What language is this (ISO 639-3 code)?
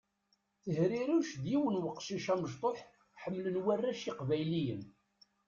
kab